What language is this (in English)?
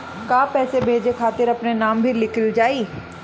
Bhojpuri